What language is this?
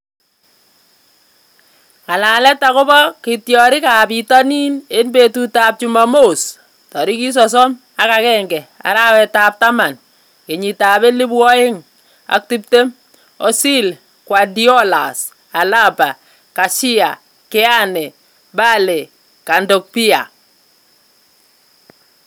Kalenjin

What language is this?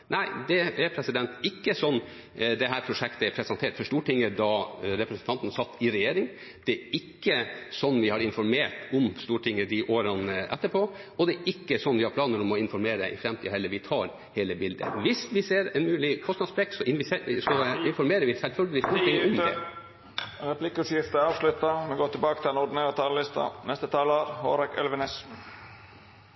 Norwegian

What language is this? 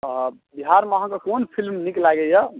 Maithili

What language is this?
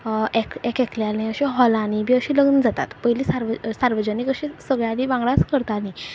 Konkani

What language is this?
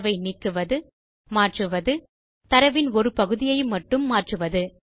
Tamil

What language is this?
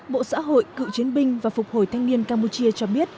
Vietnamese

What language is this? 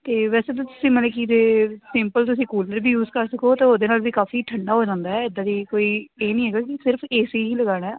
Punjabi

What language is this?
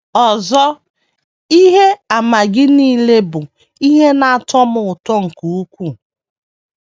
Igbo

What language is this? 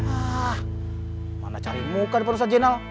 Indonesian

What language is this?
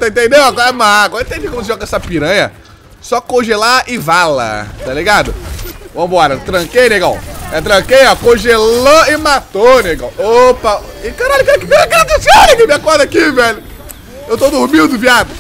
Portuguese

